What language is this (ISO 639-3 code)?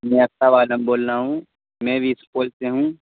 urd